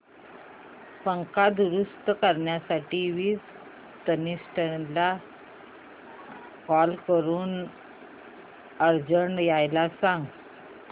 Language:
Marathi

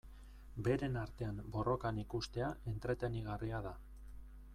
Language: Basque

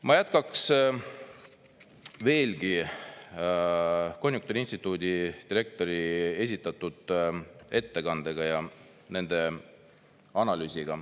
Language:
Estonian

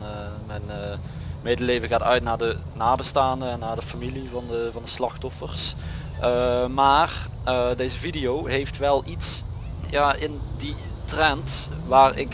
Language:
Dutch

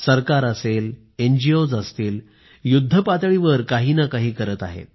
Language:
Marathi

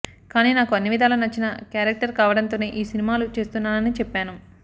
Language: Telugu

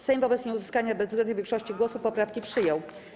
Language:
Polish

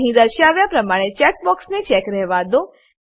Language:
Gujarati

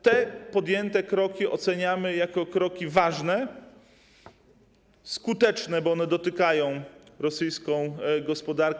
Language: Polish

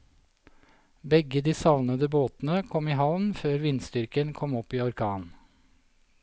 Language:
Norwegian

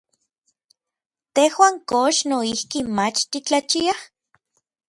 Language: Orizaba Nahuatl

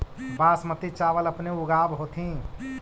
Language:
Magahi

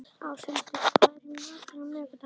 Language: Icelandic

